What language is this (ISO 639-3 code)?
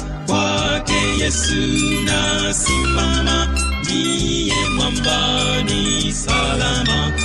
swa